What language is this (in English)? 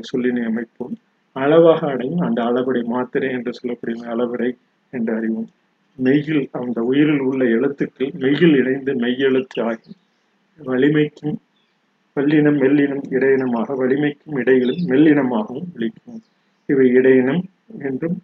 Tamil